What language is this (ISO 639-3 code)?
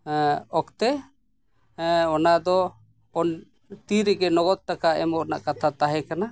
sat